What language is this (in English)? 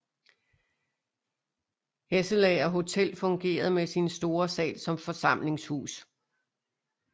Danish